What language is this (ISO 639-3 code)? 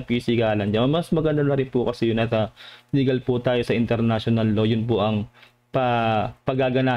fil